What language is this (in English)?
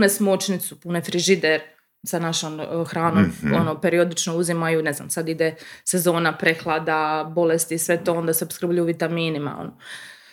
Croatian